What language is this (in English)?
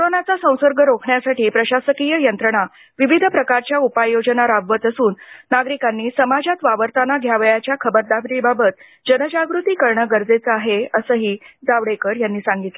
Marathi